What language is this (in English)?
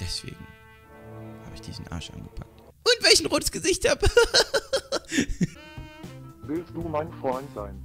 German